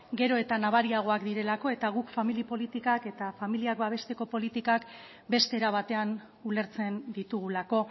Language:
Basque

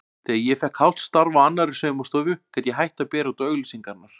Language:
Icelandic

